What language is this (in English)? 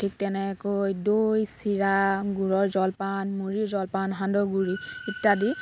Assamese